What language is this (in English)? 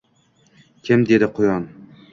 Uzbek